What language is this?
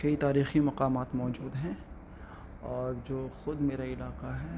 Urdu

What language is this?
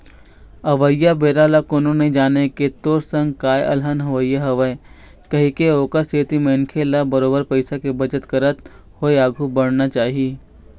Chhattisgarhi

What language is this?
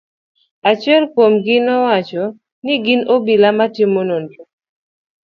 Luo (Kenya and Tanzania)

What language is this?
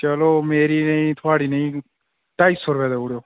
Dogri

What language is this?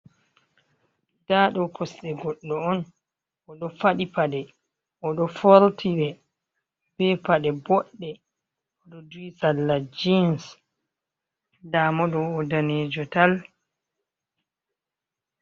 Fula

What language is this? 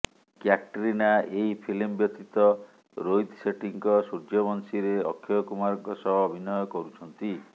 Odia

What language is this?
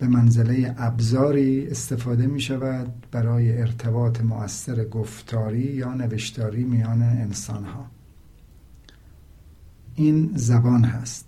Persian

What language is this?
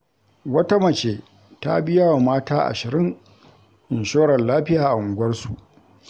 Hausa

